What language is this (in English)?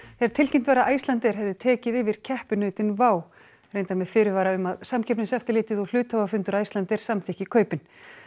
Icelandic